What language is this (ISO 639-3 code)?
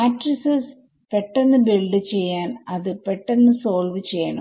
mal